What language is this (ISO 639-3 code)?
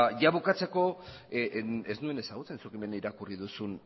eus